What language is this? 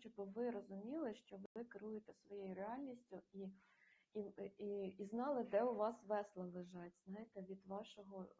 Ukrainian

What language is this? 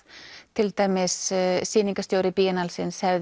Icelandic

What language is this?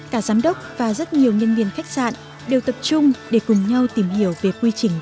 Vietnamese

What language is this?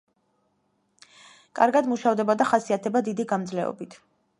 Georgian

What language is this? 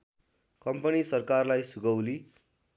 Nepali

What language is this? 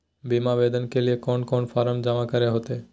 Magahi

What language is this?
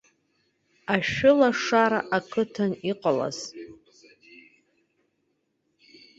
Abkhazian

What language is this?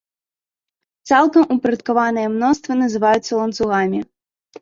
Belarusian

